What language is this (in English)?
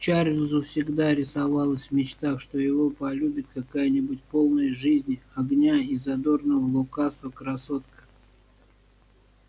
Russian